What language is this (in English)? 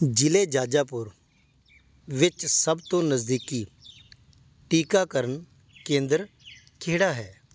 Punjabi